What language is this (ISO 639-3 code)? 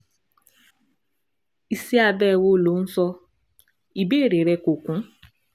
yor